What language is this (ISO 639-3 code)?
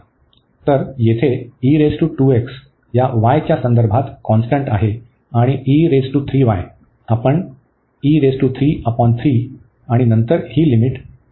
mar